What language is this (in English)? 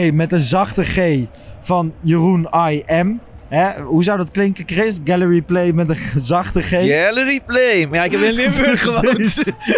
Dutch